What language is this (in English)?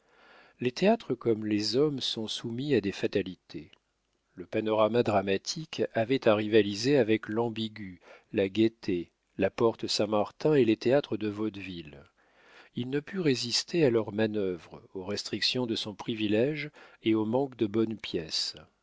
French